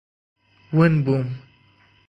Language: Central Kurdish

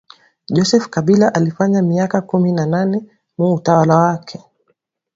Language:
Swahili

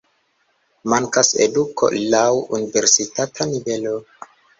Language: Esperanto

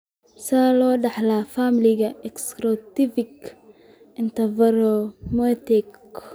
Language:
Somali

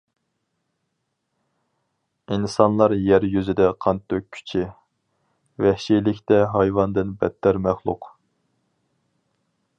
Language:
Uyghur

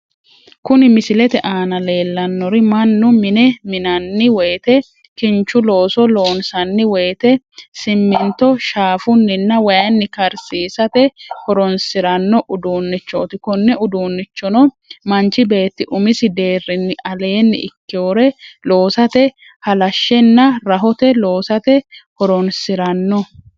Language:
Sidamo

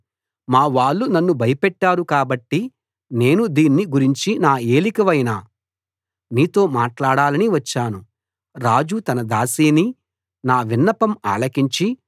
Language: Telugu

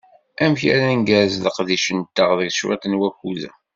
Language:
Kabyle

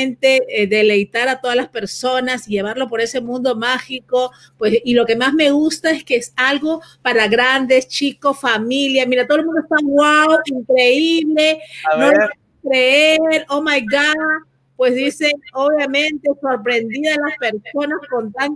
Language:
Spanish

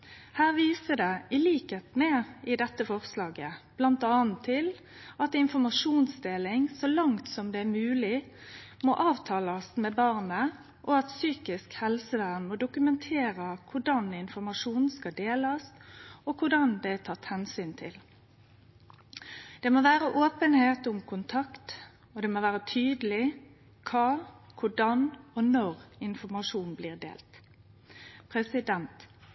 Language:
Norwegian Nynorsk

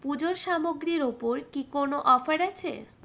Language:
Bangla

